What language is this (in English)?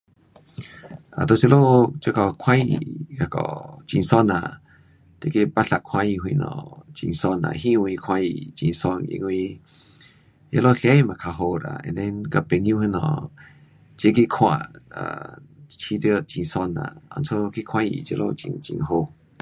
Pu-Xian Chinese